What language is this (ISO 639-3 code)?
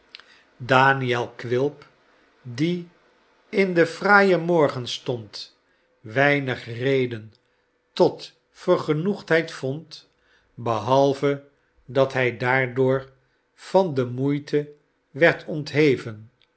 nld